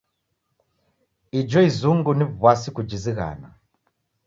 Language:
Taita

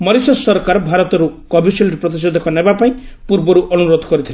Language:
Odia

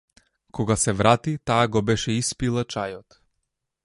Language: Macedonian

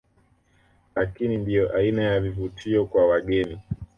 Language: Swahili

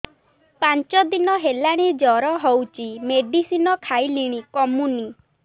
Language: Odia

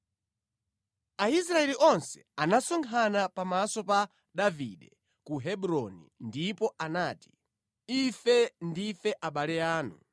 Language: Nyanja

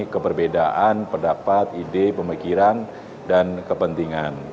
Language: Indonesian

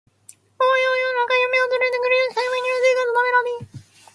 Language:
Japanese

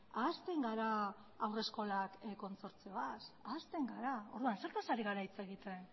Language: Basque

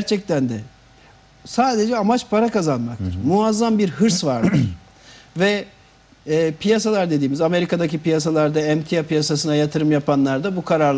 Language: Turkish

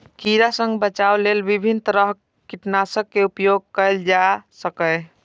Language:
Maithili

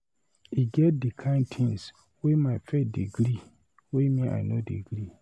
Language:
Nigerian Pidgin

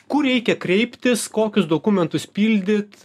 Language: Lithuanian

